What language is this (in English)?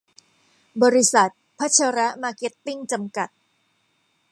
Thai